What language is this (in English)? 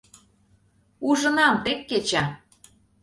Mari